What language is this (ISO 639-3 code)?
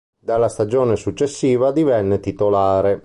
ita